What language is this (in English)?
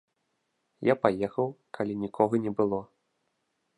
Belarusian